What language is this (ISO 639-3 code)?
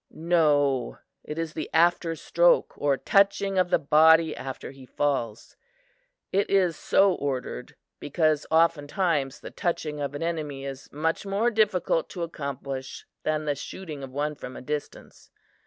eng